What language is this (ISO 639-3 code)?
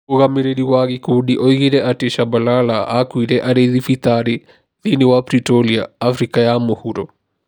kik